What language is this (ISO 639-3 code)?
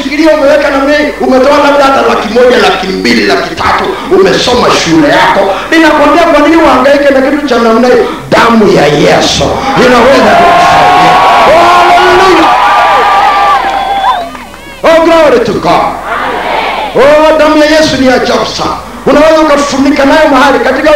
swa